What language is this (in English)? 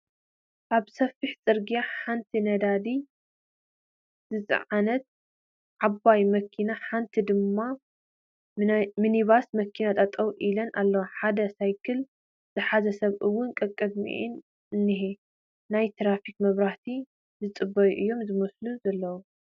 Tigrinya